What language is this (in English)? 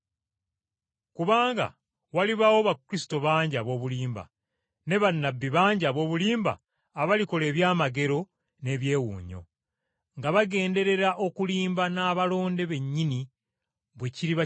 Ganda